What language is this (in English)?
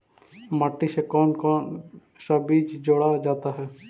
Magahi